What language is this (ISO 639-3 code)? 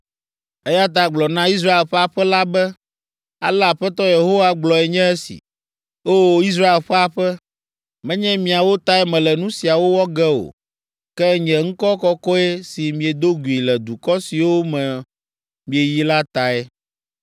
ewe